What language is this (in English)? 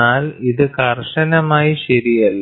Malayalam